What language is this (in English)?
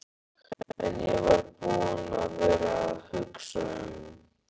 Icelandic